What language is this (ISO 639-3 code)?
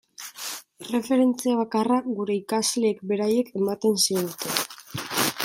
eus